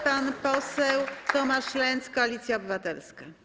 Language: Polish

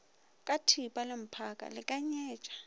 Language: Northern Sotho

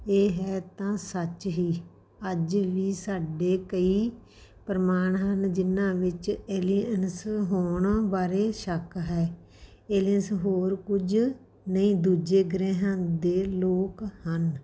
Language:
Punjabi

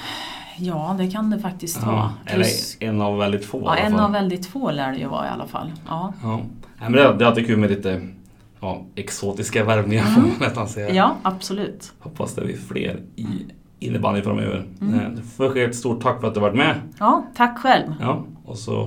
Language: Swedish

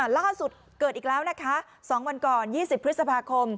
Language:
Thai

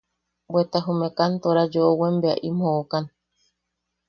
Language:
Yaqui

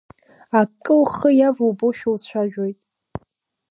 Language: Abkhazian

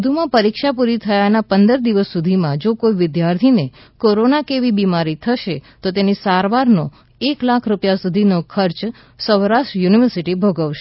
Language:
Gujarati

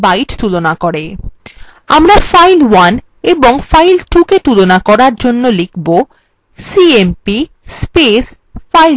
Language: Bangla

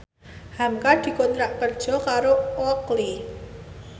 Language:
Javanese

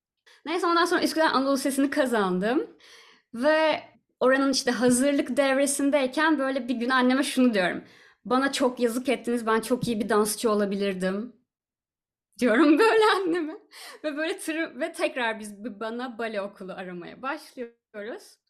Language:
Turkish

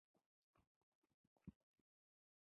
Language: Pashto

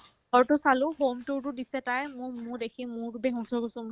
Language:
Assamese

